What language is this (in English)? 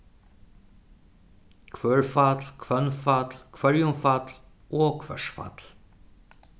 Faroese